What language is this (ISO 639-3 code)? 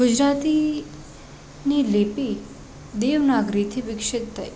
guj